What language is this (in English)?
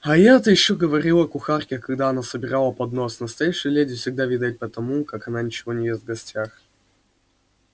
Russian